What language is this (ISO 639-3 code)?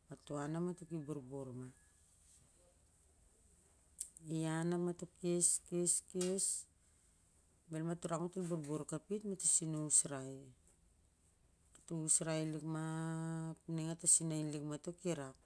sjr